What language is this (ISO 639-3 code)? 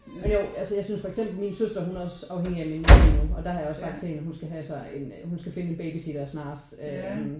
dan